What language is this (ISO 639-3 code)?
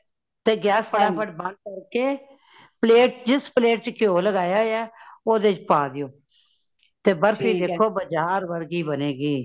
pan